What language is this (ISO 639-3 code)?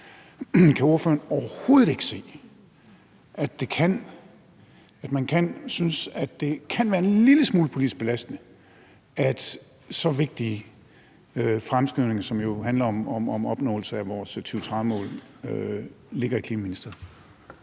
dan